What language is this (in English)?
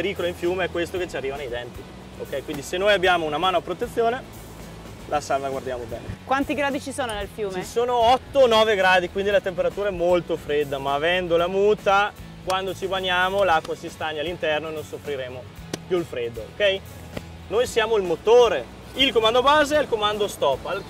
Italian